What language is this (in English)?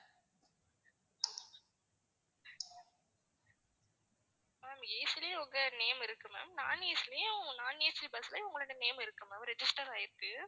Tamil